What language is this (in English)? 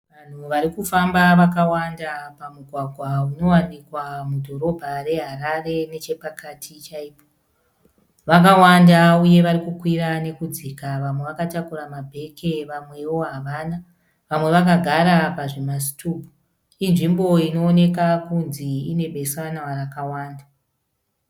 Shona